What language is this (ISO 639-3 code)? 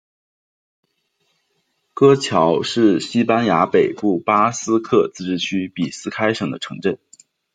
zho